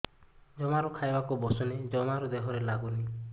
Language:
Odia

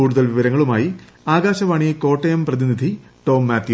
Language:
Malayalam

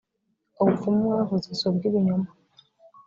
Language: Kinyarwanda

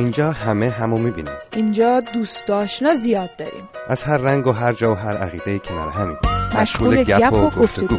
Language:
Persian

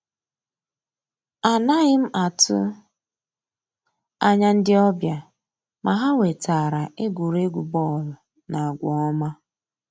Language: Igbo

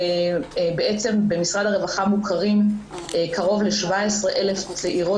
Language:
Hebrew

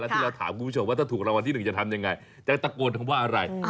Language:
Thai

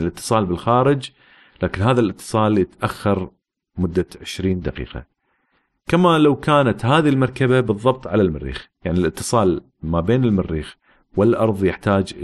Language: Arabic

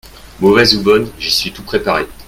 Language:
French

